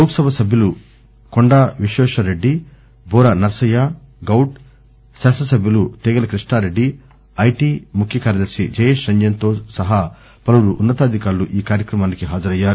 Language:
Telugu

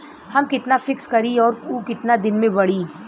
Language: Bhojpuri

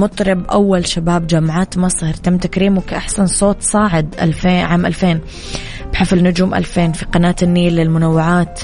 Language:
Arabic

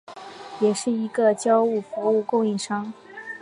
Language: Chinese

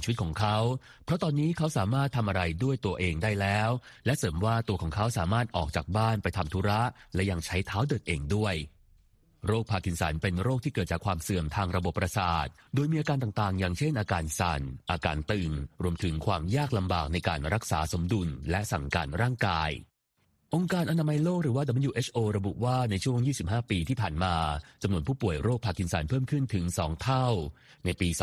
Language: Thai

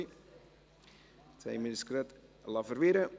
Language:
Swiss German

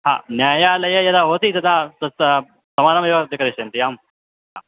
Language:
Sanskrit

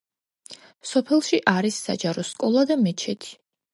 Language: Georgian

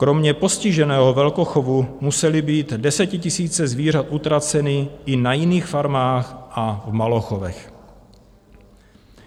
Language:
Czech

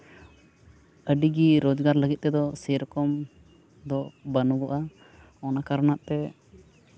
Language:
Santali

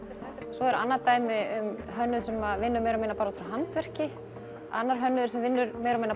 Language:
Icelandic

